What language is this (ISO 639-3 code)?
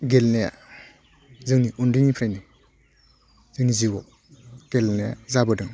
brx